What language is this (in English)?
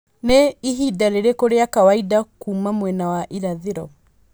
Kikuyu